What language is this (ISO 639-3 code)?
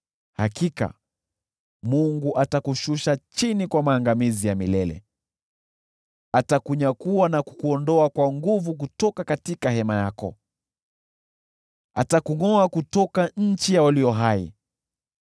swa